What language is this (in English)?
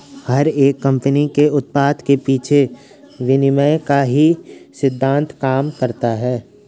Hindi